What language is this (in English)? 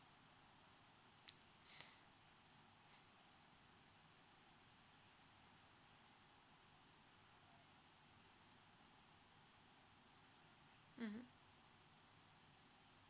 English